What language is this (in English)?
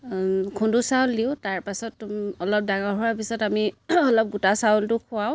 Assamese